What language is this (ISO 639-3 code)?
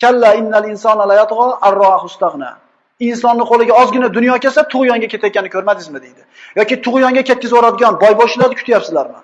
uzb